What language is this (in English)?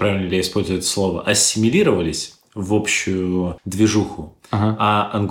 Russian